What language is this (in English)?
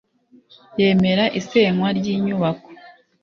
Kinyarwanda